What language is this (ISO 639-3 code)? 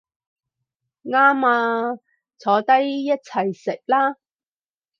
yue